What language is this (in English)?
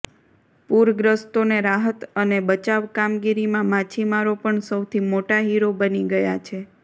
Gujarati